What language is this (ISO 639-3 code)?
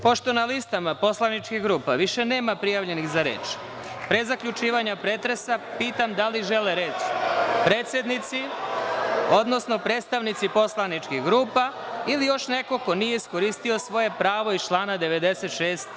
srp